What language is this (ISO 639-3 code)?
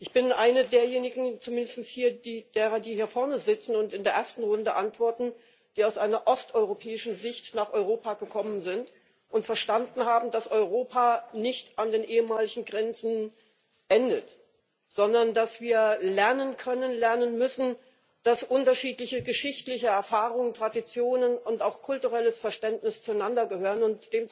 deu